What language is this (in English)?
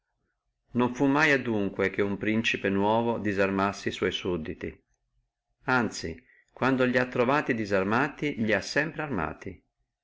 Italian